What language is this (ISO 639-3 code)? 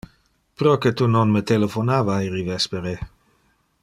ina